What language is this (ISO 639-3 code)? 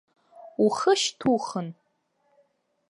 abk